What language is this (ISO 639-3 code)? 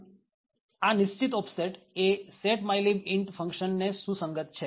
guj